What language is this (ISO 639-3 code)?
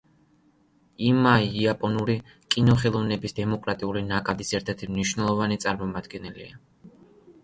kat